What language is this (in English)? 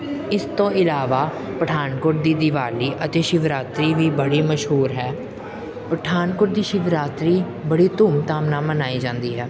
Punjabi